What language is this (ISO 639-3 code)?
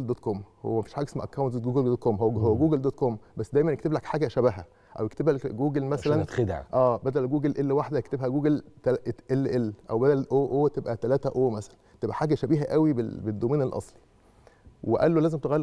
ara